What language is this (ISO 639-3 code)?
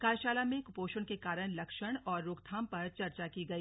hin